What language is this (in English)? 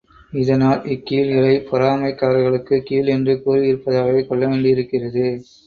Tamil